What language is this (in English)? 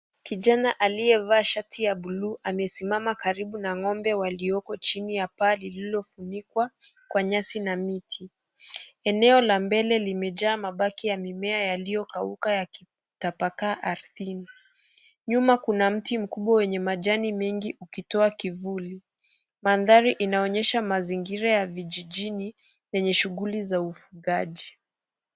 Swahili